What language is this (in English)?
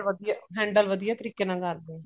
Punjabi